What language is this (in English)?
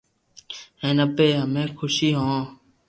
Loarki